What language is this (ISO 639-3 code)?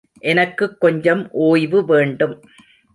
tam